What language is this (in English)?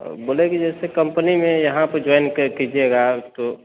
Maithili